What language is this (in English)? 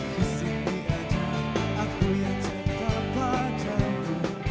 Indonesian